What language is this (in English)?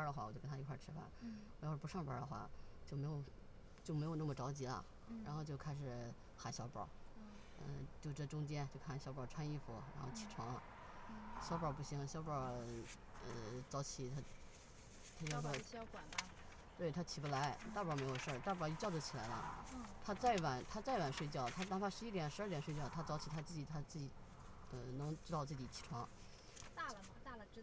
Chinese